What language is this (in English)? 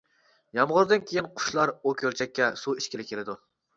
Uyghur